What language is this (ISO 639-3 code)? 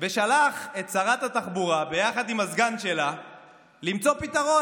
heb